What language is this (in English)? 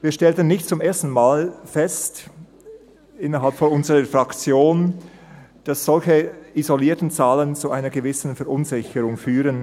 Swiss German